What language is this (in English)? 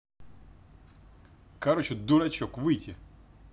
Russian